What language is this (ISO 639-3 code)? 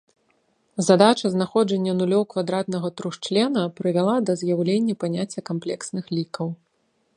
bel